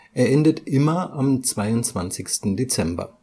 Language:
German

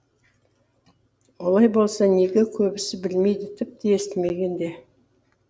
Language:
Kazakh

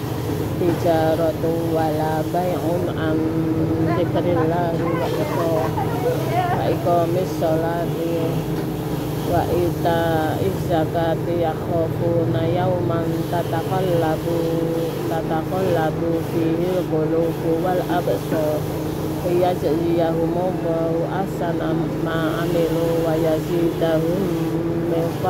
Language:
Indonesian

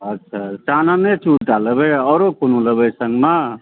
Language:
Maithili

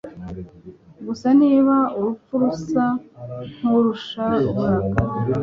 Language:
Kinyarwanda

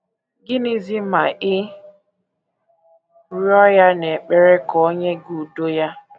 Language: Igbo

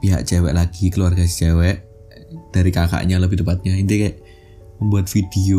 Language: Indonesian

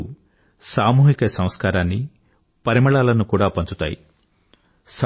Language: Telugu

